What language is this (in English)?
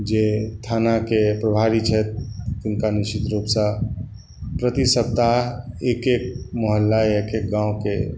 Maithili